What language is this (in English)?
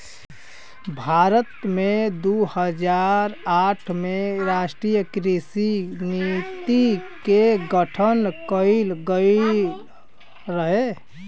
Bhojpuri